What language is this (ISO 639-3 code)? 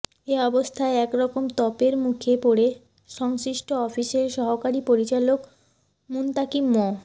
ben